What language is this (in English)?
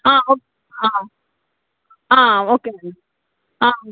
Telugu